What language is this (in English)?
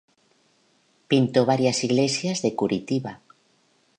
Spanish